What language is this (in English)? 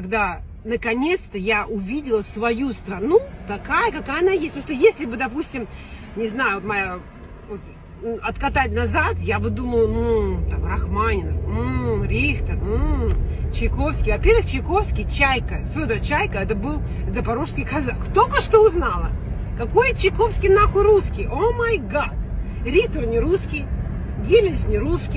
Russian